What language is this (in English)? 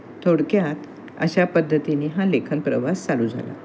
Marathi